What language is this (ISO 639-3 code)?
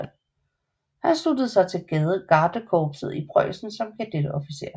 dan